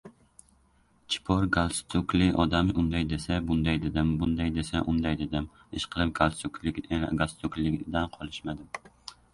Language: Uzbek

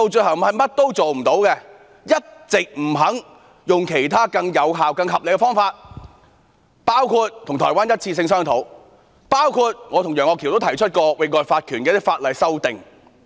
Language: Cantonese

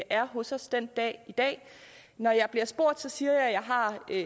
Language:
Danish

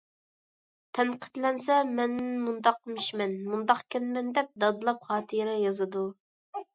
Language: Uyghur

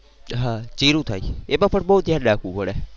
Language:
Gujarati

